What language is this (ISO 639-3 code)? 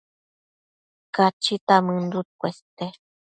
mcf